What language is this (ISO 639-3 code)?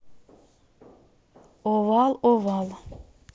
rus